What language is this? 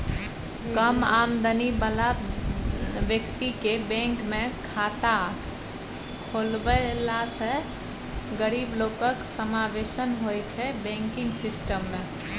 Maithili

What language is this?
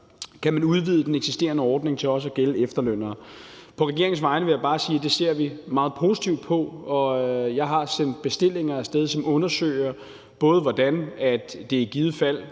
Danish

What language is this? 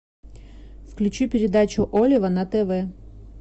Russian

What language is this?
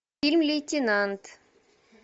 Russian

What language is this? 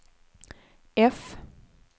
Swedish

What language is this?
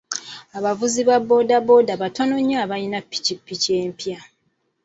Ganda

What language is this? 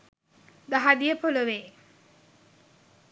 Sinhala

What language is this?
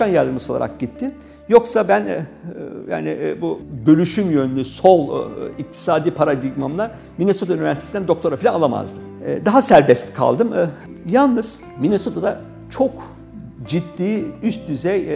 Turkish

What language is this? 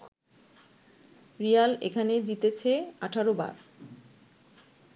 Bangla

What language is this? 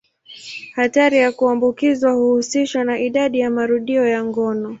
Swahili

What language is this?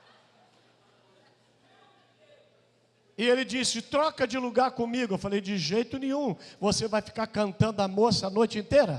Portuguese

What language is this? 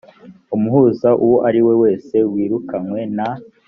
Kinyarwanda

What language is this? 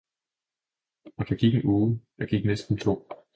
Danish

